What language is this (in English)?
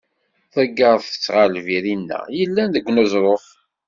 Kabyle